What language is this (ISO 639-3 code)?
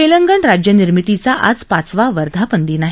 mar